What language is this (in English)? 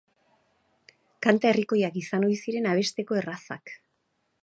Basque